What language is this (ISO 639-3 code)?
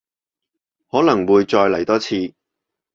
yue